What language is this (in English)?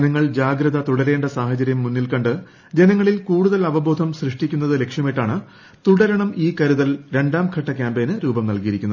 Malayalam